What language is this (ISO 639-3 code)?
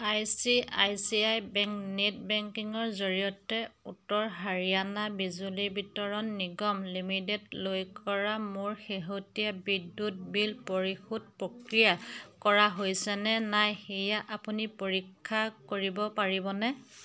asm